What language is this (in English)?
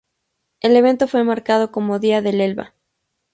Spanish